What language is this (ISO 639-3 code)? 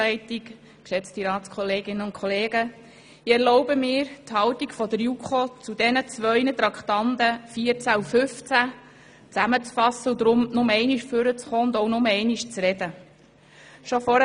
gsw